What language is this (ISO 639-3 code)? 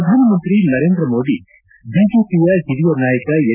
kan